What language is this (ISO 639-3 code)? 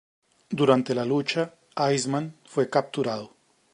spa